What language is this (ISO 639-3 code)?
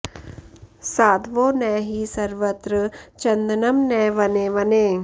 san